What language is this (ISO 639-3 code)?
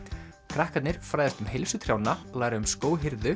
isl